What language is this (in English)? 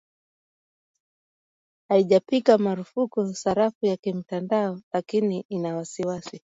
Swahili